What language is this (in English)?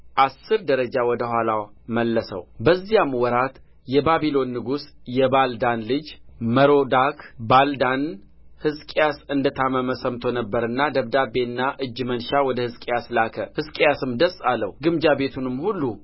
Amharic